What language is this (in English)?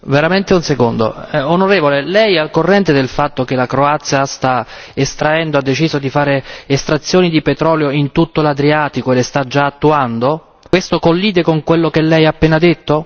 Italian